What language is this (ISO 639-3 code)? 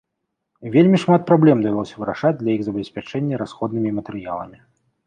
bel